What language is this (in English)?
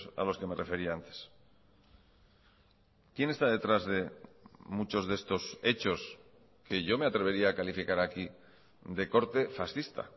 Spanish